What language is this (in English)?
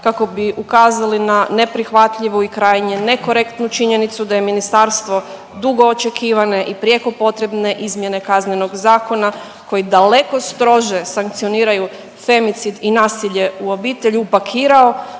Croatian